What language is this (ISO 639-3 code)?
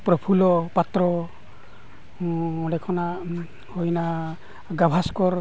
sat